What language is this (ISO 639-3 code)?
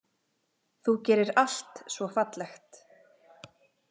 isl